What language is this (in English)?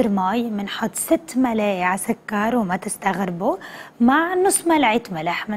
Arabic